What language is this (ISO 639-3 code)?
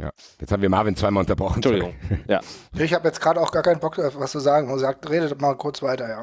deu